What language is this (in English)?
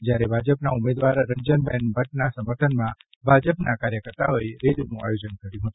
Gujarati